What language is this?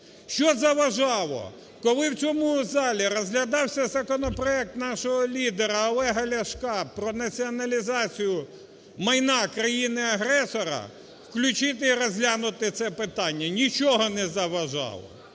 Ukrainian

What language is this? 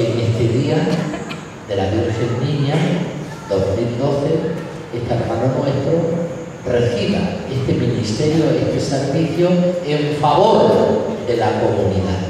Spanish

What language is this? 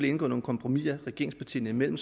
Danish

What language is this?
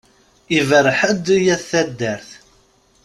Kabyle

